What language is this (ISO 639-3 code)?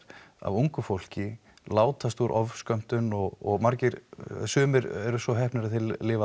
isl